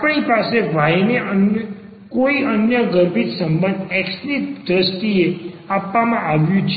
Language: Gujarati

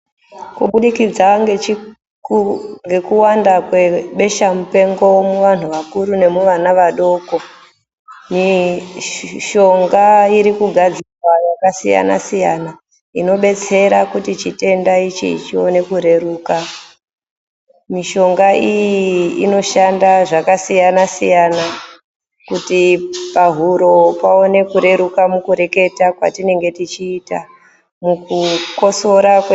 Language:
Ndau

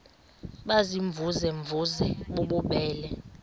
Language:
Xhosa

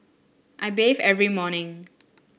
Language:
English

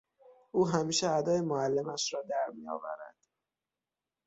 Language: Persian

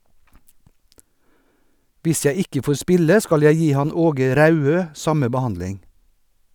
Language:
Norwegian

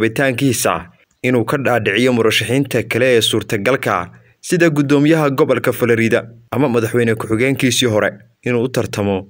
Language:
Arabic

